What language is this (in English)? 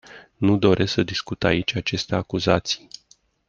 Romanian